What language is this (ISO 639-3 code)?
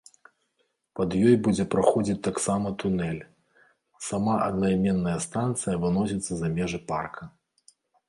bel